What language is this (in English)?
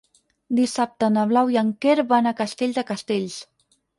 Catalan